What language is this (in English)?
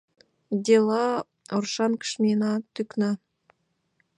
Mari